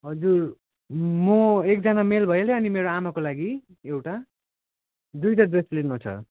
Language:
Nepali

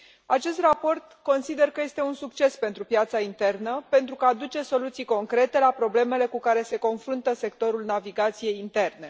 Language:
Romanian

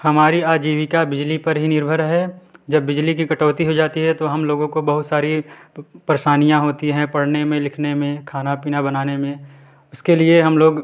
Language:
Hindi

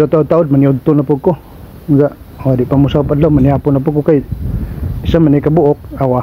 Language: Filipino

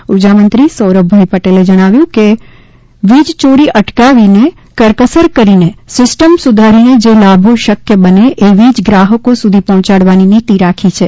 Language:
Gujarati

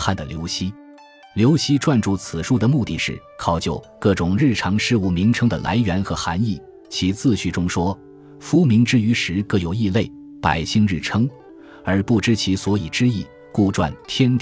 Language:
Chinese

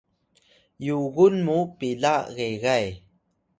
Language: Atayal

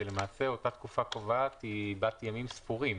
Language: Hebrew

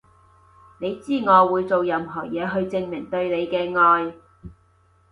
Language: Cantonese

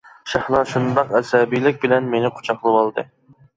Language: Uyghur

